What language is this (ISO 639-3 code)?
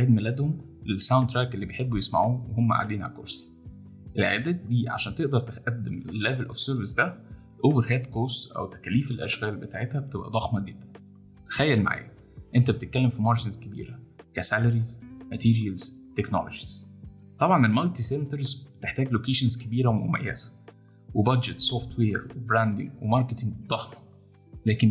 ara